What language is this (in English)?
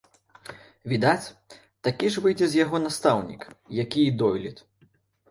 Belarusian